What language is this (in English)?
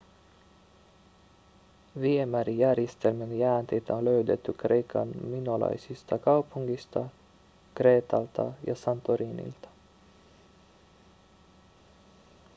Finnish